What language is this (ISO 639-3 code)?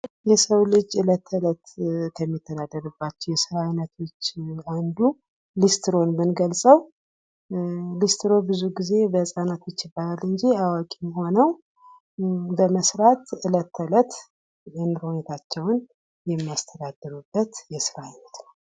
amh